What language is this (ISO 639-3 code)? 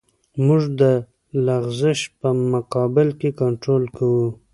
pus